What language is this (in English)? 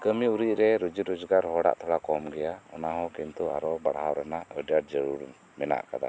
Santali